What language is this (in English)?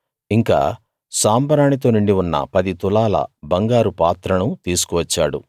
Telugu